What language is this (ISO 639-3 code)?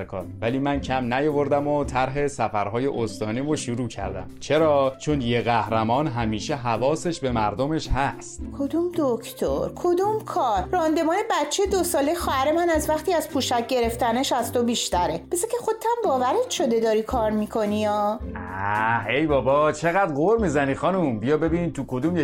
fas